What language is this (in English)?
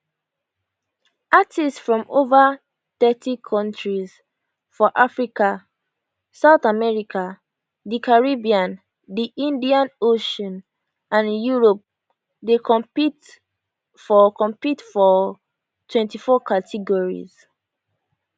Nigerian Pidgin